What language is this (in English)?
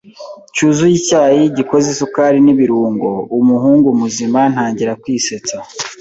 Kinyarwanda